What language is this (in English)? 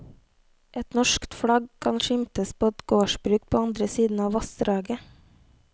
Norwegian